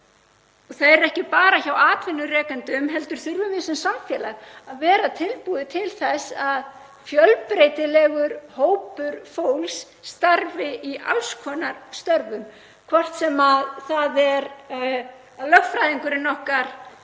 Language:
Icelandic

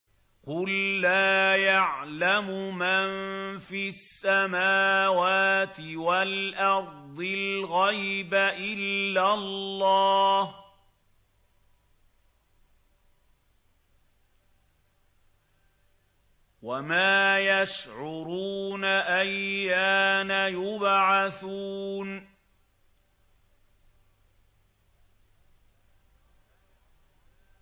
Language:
Arabic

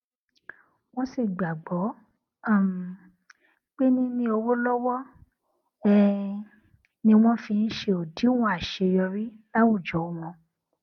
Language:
Yoruba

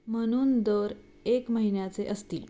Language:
Marathi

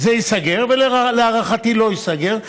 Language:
Hebrew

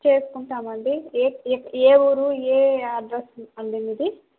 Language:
Telugu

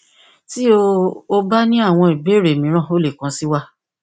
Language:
Yoruba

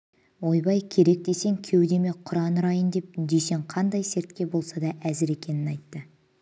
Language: Kazakh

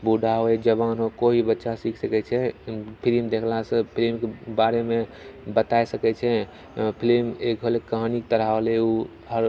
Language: Maithili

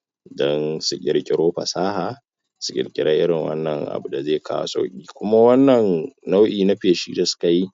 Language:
Hausa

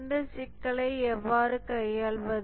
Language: Tamil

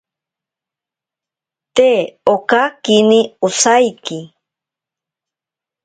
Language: Ashéninka Perené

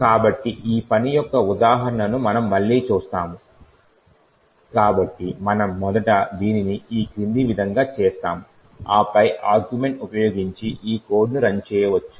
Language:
Telugu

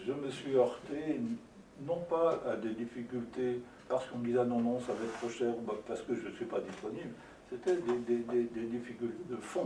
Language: French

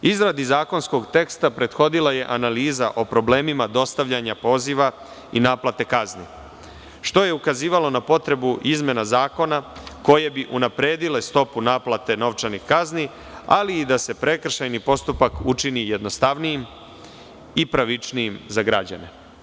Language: Serbian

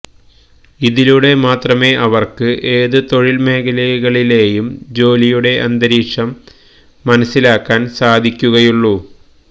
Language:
Malayalam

